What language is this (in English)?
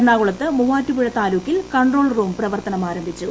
Malayalam